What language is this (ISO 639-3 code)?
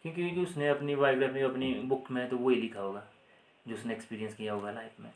hin